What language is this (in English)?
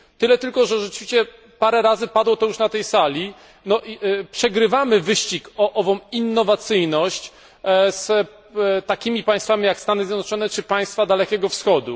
Polish